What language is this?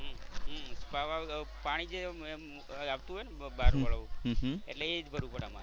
Gujarati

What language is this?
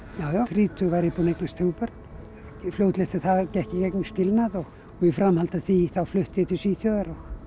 Icelandic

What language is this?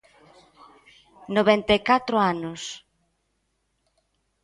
Galician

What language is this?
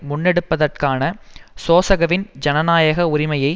Tamil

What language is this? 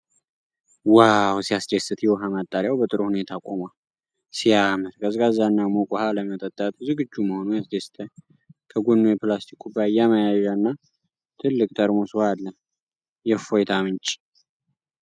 Amharic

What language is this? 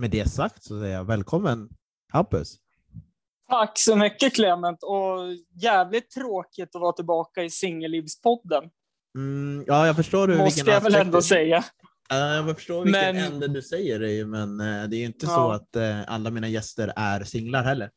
Swedish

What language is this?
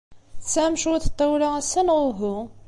Kabyle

